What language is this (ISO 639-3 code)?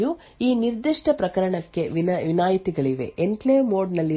kan